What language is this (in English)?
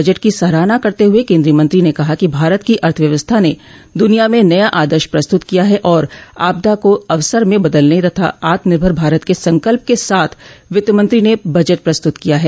Hindi